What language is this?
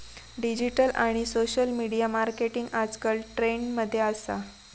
Marathi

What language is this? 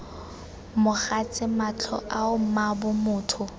Tswana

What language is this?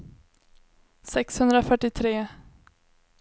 Swedish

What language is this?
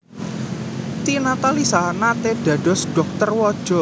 Javanese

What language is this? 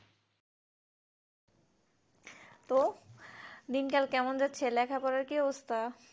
Bangla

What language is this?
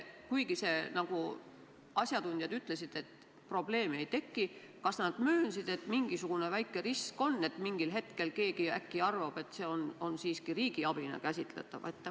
Estonian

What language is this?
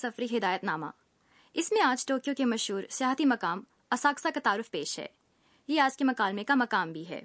Urdu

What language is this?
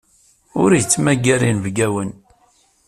Kabyle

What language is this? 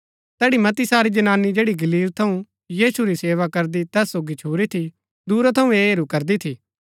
Gaddi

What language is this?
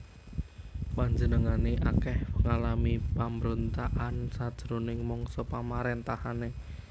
Javanese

